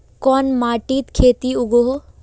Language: Magahi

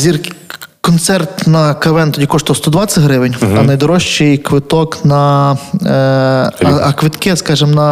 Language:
Ukrainian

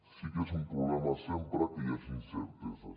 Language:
Catalan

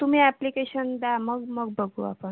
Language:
Marathi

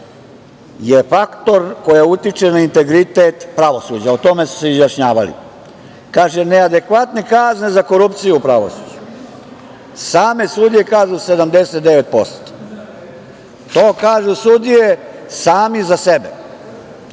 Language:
Serbian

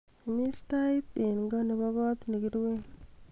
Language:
Kalenjin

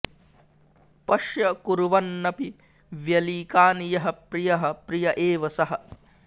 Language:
Sanskrit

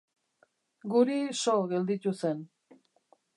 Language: Basque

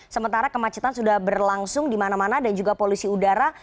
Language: Indonesian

